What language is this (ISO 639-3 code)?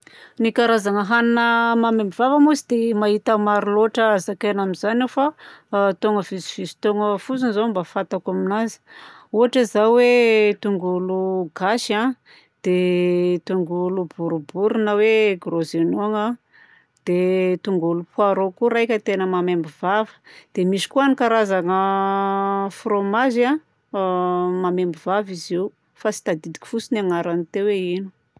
bzc